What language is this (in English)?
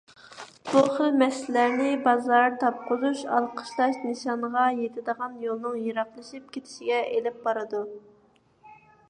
Uyghur